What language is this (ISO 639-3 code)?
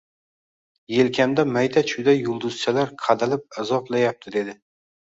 uzb